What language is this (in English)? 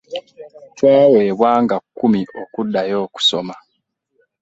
Ganda